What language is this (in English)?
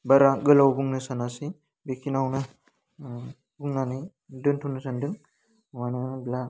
Bodo